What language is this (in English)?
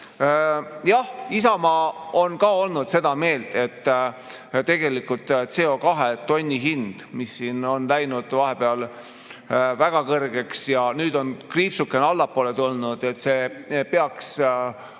Estonian